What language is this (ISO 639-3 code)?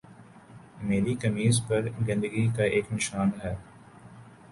urd